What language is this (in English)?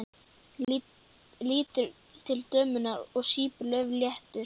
Icelandic